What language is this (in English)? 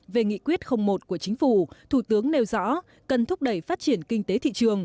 Vietnamese